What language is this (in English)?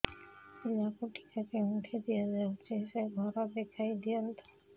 Odia